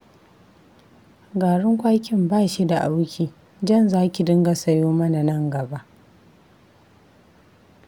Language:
Hausa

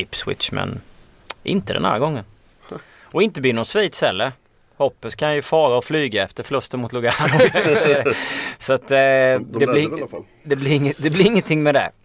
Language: Swedish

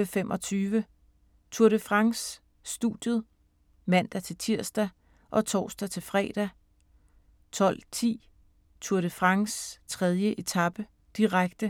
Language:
Danish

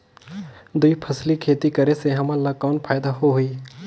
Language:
Chhattisgarhi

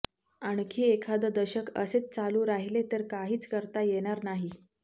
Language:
Marathi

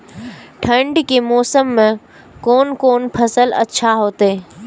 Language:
Maithili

